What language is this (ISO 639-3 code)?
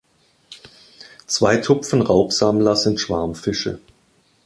deu